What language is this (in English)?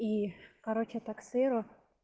Russian